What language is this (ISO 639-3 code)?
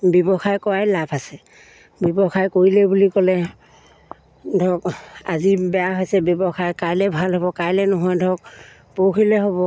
asm